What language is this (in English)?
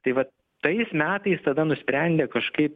Lithuanian